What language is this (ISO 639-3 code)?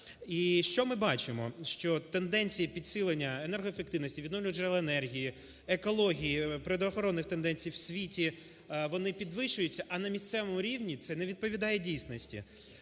ukr